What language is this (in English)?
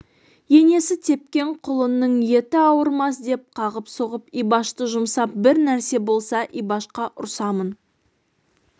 Kazakh